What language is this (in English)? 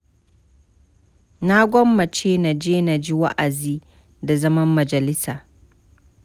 Hausa